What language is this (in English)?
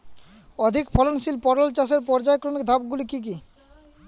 Bangla